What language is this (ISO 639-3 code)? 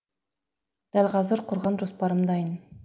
kaz